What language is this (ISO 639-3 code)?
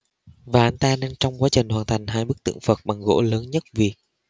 vie